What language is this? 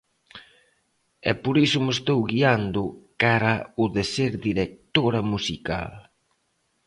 Galician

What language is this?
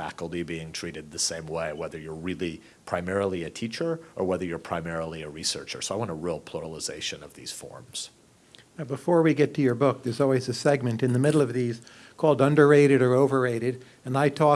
English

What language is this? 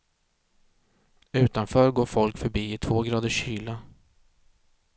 Swedish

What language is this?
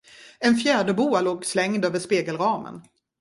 Swedish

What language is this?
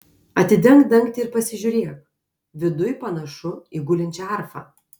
Lithuanian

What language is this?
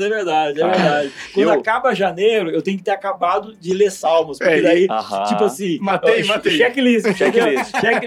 Portuguese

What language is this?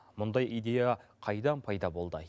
Kazakh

